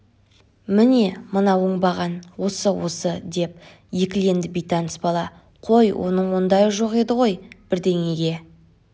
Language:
Kazakh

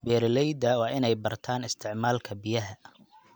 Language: Somali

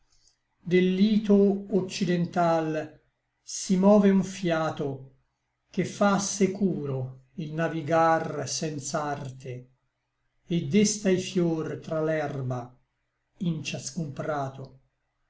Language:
Italian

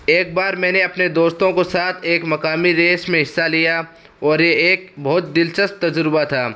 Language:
Urdu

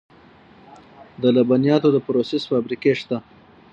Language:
Pashto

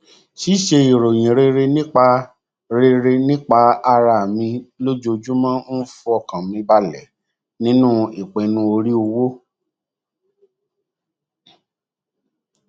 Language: Yoruba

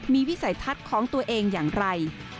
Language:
Thai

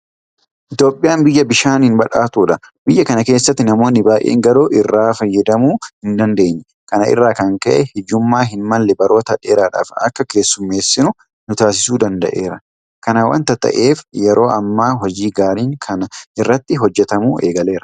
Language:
Oromo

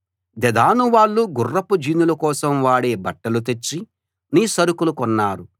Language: Telugu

